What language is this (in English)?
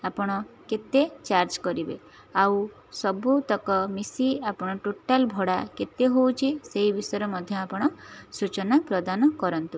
Odia